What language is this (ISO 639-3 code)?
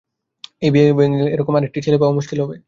ben